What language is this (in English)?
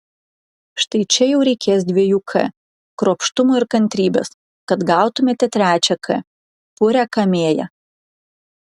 Lithuanian